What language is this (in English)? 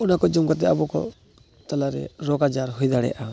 Santali